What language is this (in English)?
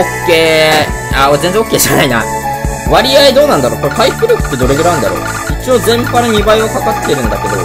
Japanese